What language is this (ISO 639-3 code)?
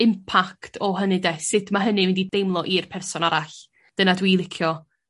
cym